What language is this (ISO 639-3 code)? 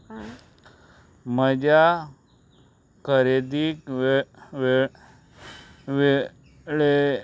kok